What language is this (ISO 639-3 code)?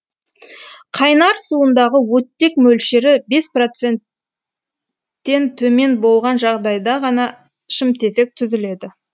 kaz